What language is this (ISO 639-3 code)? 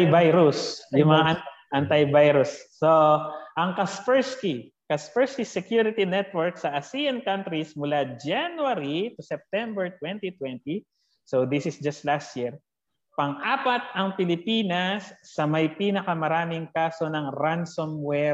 fil